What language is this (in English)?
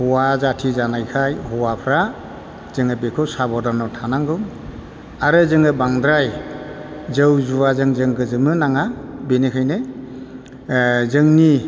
Bodo